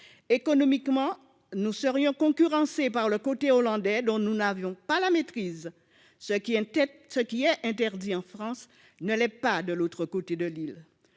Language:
French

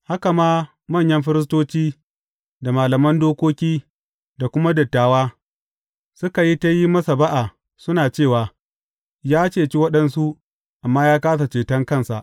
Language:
Hausa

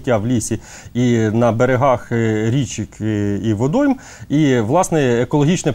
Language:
Ukrainian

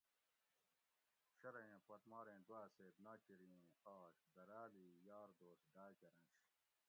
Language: Gawri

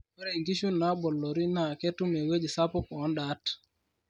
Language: Masai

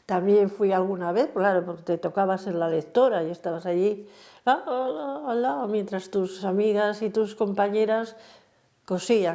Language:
Spanish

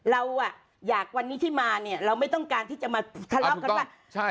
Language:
Thai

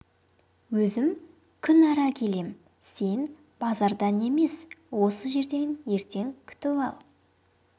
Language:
Kazakh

